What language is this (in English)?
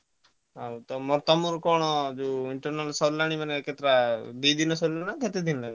Odia